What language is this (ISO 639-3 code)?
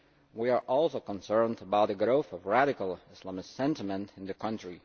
eng